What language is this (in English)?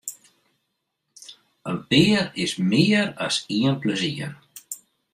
Western Frisian